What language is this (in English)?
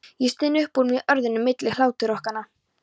Icelandic